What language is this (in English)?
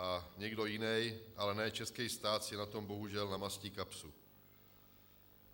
Czech